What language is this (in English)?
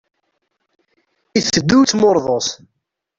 Kabyle